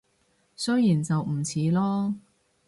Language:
Cantonese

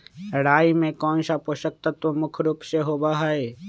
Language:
Magahi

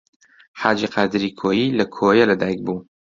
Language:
Central Kurdish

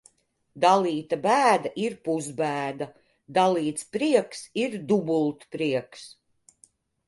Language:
Latvian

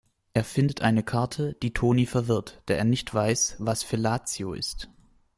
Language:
German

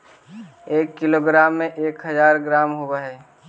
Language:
Magahi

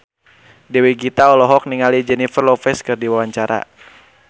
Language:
Sundanese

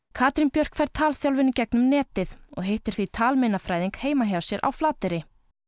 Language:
Icelandic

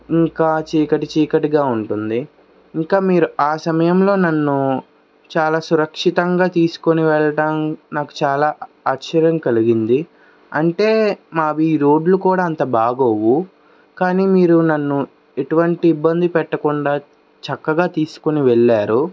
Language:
Telugu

